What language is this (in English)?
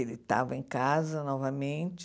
Portuguese